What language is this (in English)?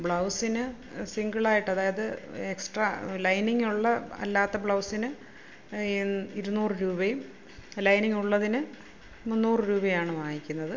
Malayalam